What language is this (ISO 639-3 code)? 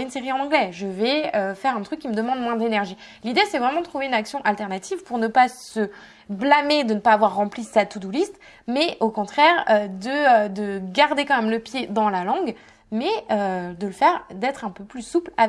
fra